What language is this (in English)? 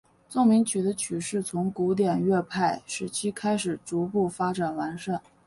Chinese